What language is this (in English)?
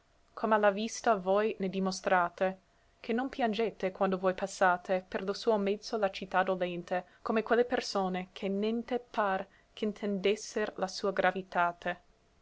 Italian